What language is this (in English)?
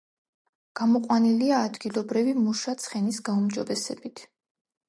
Georgian